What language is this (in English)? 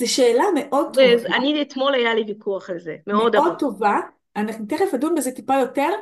Hebrew